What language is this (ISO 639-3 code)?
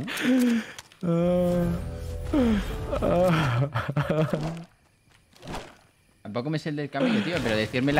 spa